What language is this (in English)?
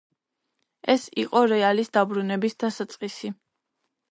Georgian